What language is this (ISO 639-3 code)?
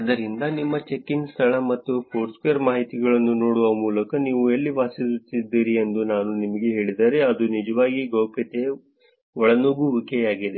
kan